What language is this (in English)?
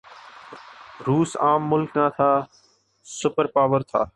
Urdu